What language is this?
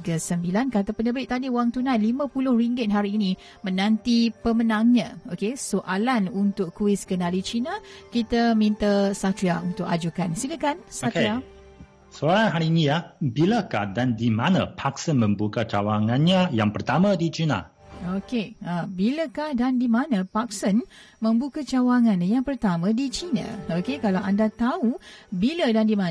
Malay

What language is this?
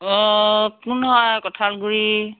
Assamese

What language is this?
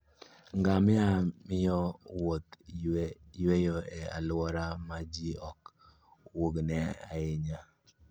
Luo (Kenya and Tanzania)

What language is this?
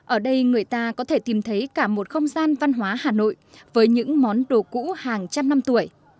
Vietnamese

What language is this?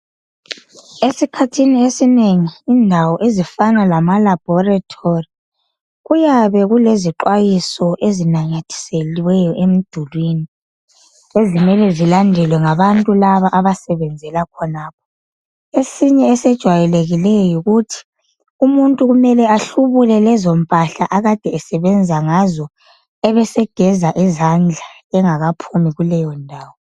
North Ndebele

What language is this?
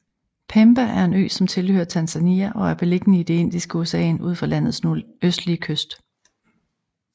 Danish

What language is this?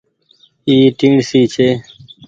Goaria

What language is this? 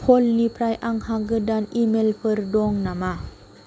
Bodo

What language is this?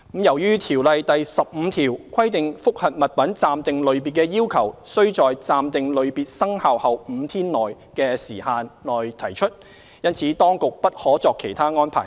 Cantonese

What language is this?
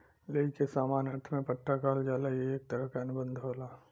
Bhojpuri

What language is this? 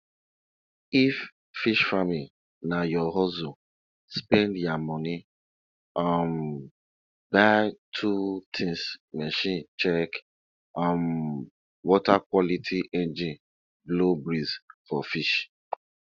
Nigerian Pidgin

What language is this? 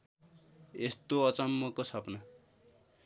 Nepali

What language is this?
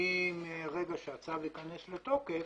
Hebrew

